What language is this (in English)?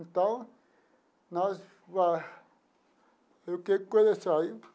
Portuguese